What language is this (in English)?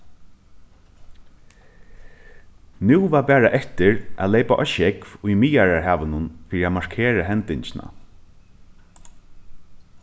Faroese